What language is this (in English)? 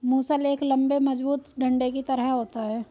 Hindi